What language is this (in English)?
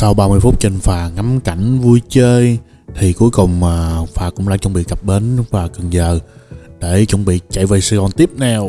Vietnamese